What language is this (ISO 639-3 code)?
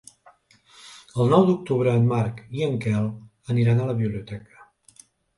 cat